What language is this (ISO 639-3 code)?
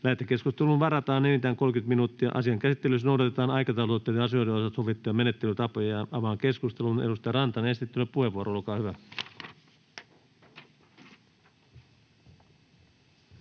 fin